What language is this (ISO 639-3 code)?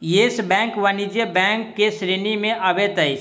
mai